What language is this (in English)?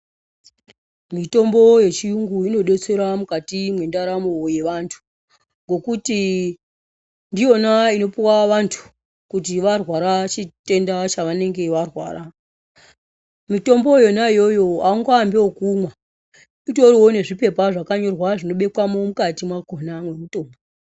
Ndau